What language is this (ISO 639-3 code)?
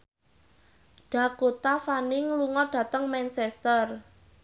jav